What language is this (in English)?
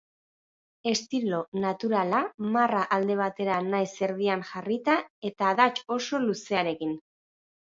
Basque